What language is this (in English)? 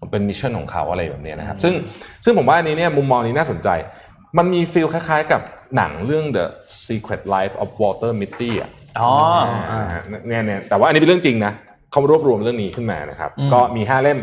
Thai